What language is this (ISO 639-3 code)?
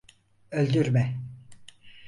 tur